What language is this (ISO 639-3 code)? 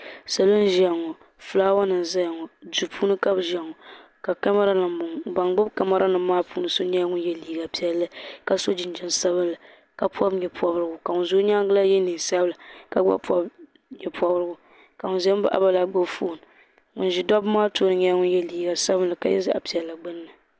dag